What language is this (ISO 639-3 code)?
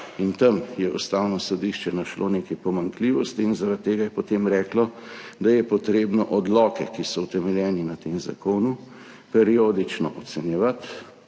slv